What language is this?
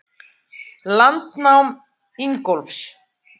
Icelandic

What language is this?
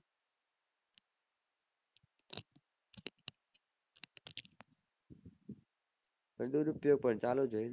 Gujarati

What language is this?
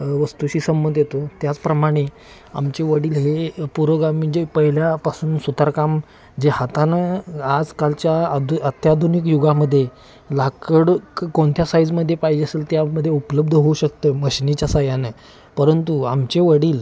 Marathi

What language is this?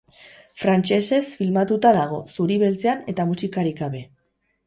Basque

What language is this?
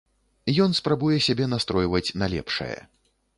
Belarusian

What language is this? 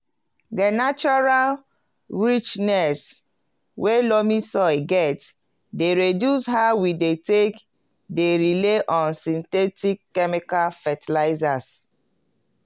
Nigerian Pidgin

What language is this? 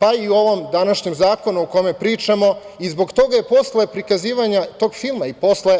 Serbian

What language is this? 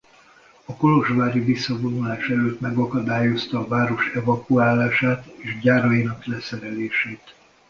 Hungarian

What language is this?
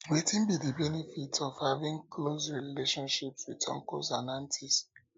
Nigerian Pidgin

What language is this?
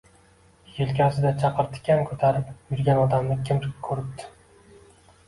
Uzbek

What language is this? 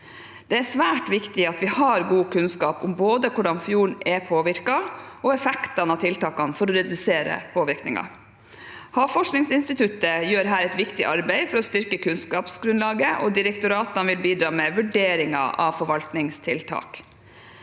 Norwegian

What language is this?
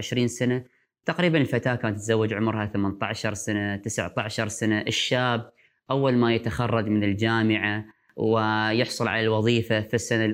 Arabic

